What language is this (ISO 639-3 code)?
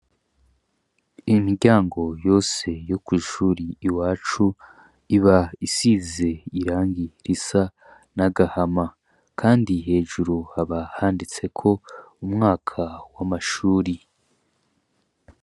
run